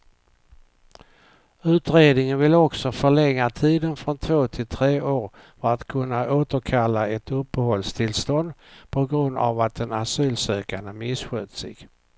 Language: Swedish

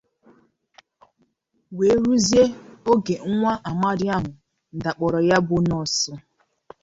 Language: Igbo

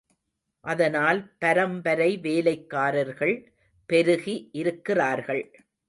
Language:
Tamil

